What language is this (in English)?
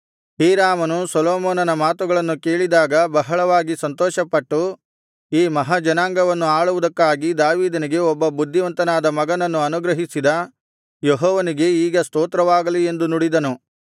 Kannada